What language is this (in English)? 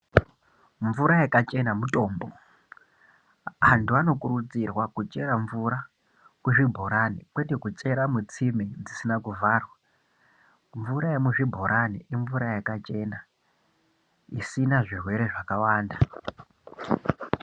Ndau